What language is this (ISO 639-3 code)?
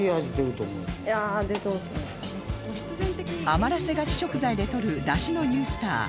jpn